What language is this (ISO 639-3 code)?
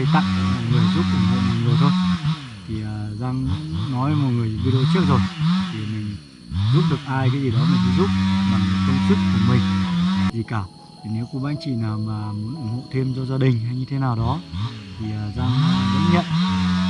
vie